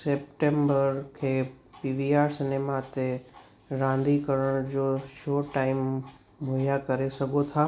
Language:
Sindhi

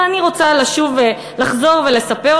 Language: Hebrew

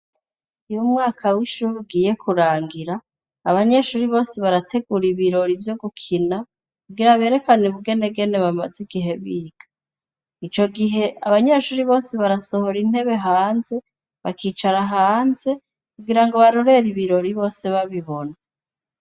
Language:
Rundi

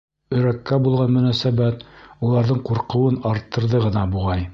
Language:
Bashkir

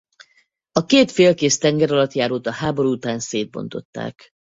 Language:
Hungarian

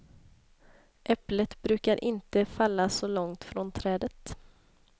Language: Swedish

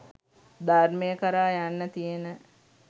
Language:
Sinhala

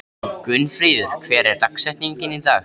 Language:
Icelandic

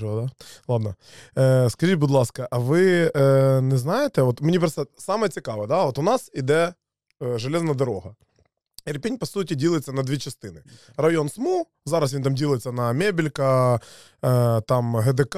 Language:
Ukrainian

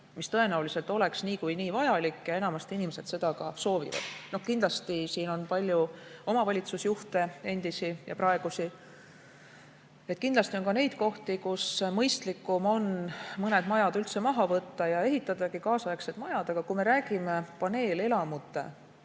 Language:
Estonian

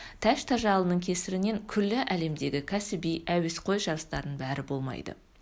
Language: Kazakh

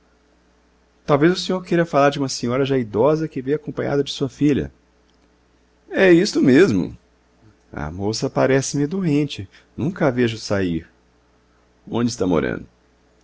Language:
Portuguese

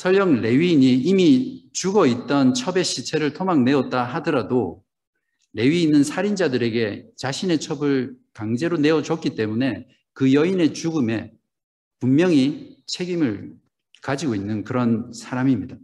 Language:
Korean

